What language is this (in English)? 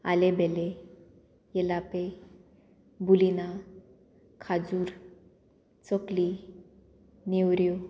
Konkani